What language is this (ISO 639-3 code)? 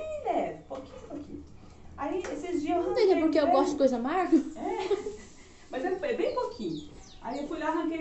por